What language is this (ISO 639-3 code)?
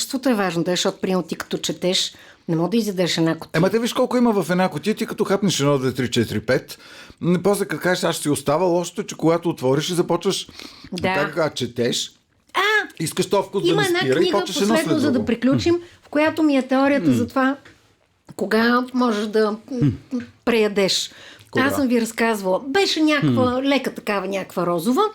bul